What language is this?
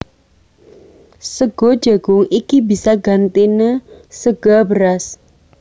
Javanese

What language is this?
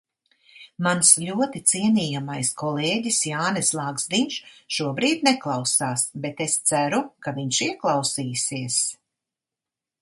Latvian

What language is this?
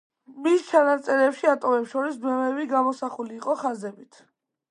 Georgian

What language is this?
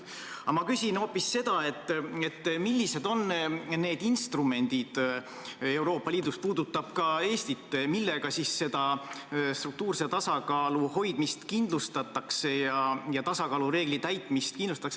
Estonian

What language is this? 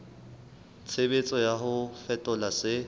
Southern Sotho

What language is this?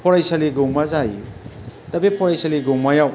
Bodo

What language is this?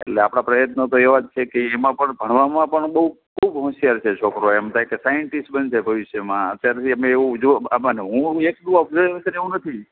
Gujarati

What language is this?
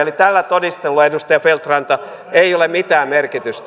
Finnish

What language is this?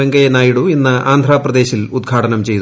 Malayalam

